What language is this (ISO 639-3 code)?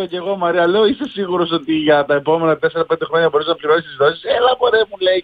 ell